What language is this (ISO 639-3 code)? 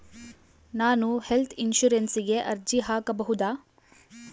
kan